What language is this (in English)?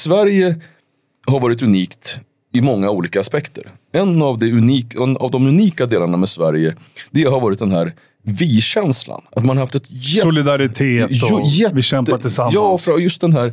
Swedish